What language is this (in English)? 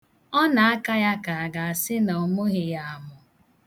Igbo